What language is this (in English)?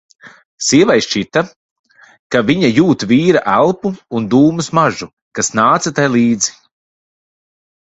Latvian